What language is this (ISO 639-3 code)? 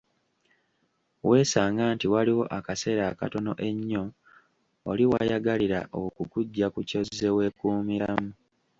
lug